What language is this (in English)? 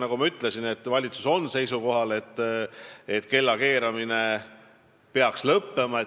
Estonian